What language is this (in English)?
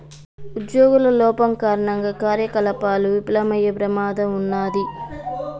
Telugu